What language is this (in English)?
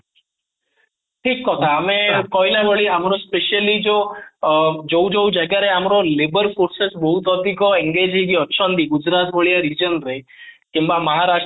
Odia